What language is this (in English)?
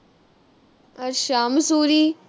Punjabi